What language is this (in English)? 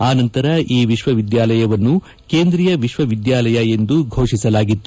Kannada